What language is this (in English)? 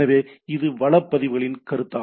Tamil